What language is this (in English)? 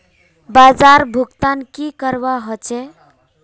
Magahi